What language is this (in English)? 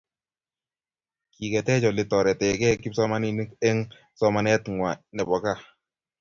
Kalenjin